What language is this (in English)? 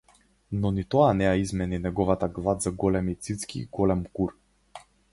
Macedonian